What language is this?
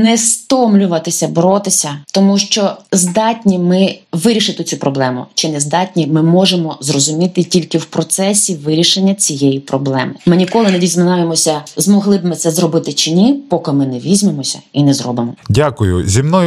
Ukrainian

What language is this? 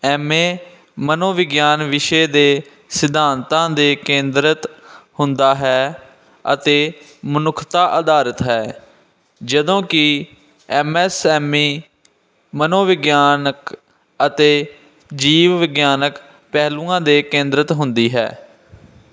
Punjabi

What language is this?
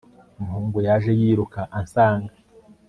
Kinyarwanda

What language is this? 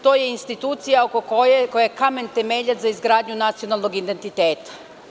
Serbian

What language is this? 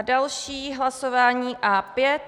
Czech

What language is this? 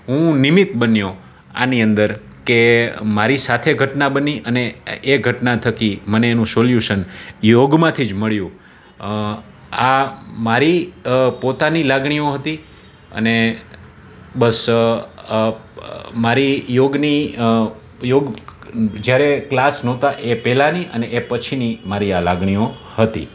Gujarati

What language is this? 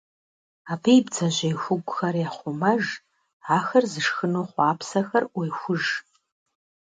Kabardian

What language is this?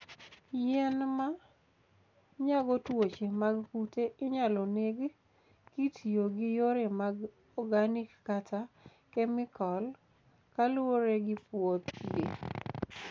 Luo (Kenya and Tanzania)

